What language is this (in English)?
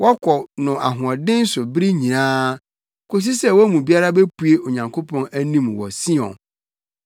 Akan